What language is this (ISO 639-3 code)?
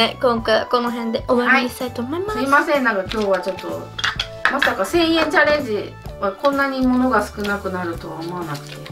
jpn